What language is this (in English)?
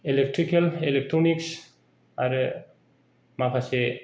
Bodo